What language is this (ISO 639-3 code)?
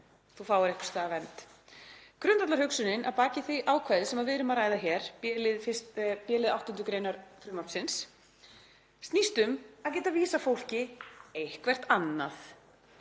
isl